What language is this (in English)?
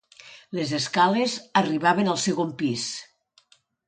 Catalan